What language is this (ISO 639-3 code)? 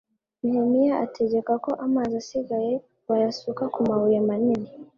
kin